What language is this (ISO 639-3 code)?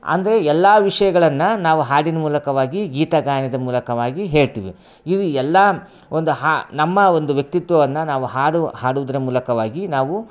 kan